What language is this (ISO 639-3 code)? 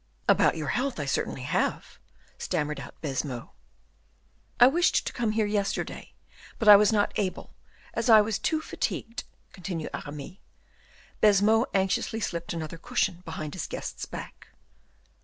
eng